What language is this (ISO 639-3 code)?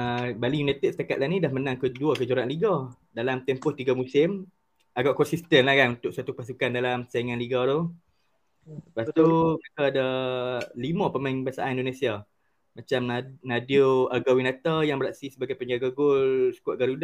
msa